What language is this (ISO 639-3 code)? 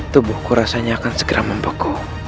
ind